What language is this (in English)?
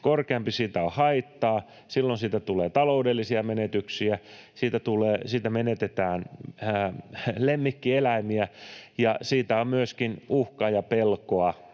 Finnish